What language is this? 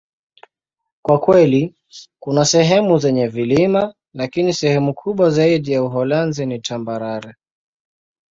Swahili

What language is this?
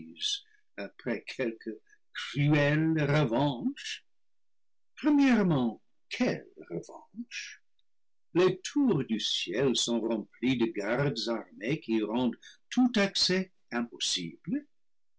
French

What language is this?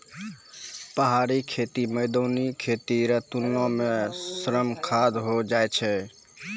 Maithili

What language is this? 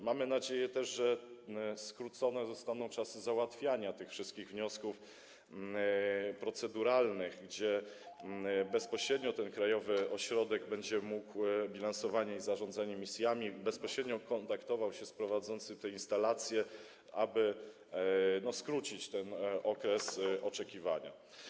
Polish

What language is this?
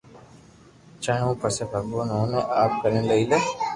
Loarki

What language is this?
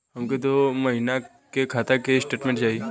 Bhojpuri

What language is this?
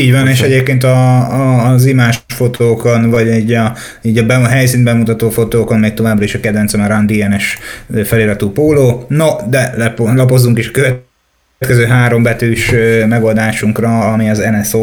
Hungarian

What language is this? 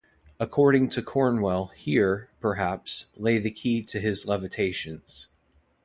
English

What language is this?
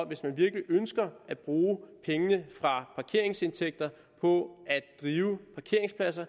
Danish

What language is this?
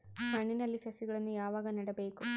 Kannada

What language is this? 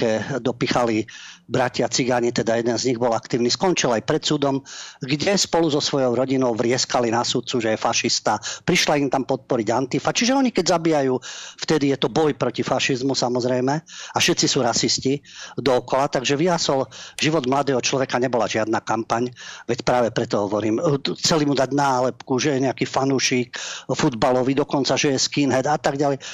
Slovak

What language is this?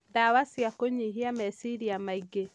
Kikuyu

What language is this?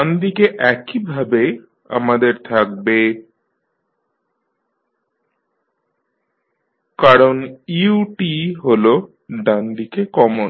Bangla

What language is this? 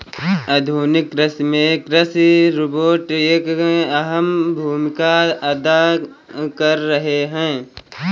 Hindi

